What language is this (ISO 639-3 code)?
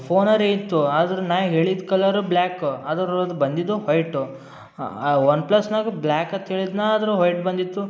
kan